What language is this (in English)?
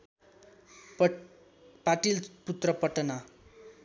Nepali